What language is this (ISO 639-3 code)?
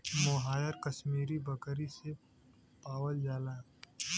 bho